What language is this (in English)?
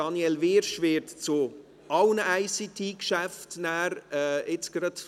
Swiss German